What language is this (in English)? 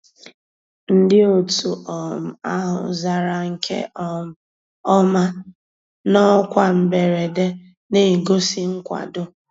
Igbo